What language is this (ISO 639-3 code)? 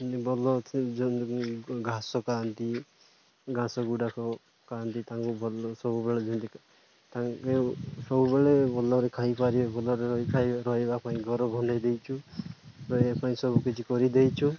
ori